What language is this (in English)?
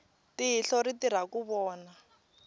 Tsonga